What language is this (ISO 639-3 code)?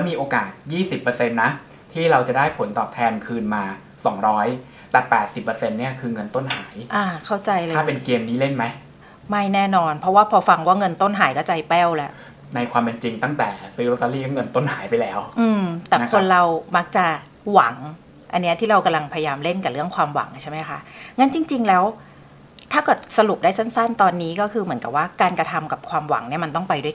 tha